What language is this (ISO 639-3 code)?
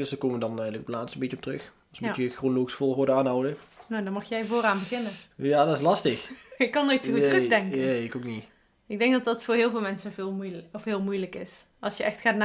nld